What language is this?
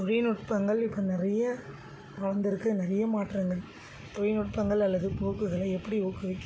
Tamil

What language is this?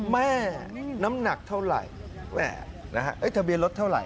Thai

